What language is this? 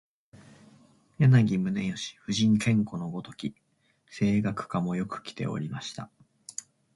Japanese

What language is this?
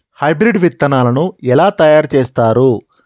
Telugu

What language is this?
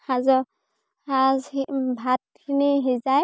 Assamese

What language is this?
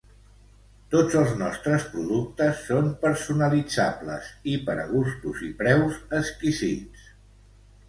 Catalan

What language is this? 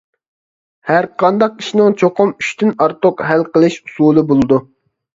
Uyghur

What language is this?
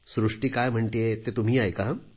Marathi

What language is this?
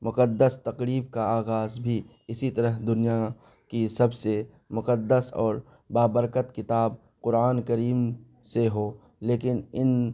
Urdu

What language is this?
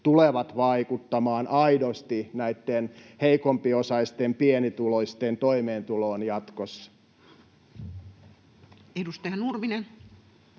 Finnish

